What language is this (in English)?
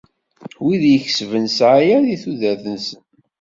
Kabyle